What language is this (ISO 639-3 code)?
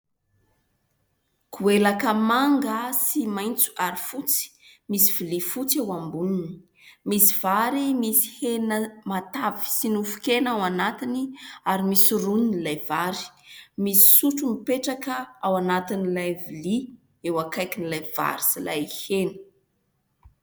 mlg